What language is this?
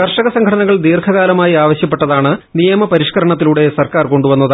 Malayalam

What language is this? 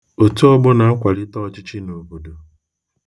Igbo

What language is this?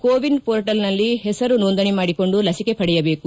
Kannada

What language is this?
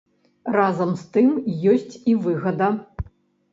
Belarusian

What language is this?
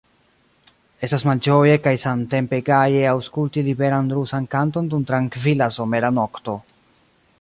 Esperanto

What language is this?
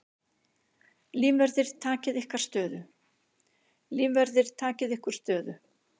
Icelandic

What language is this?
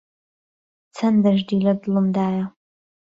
Central Kurdish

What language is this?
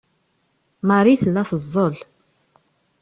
Kabyle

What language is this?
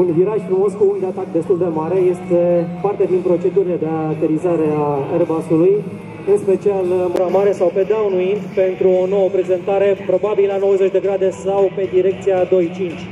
Romanian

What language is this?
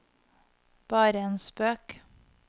Norwegian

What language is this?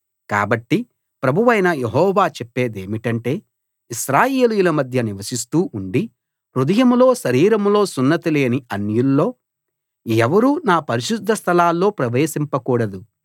Telugu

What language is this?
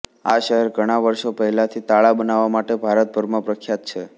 Gujarati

